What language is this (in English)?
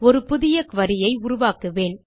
Tamil